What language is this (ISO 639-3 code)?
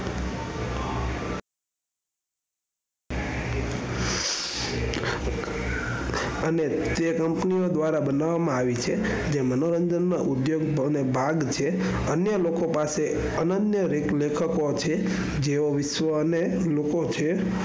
guj